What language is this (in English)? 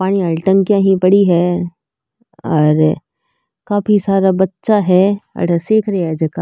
Marwari